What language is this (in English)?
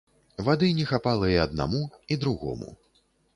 Belarusian